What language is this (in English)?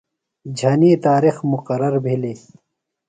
Phalura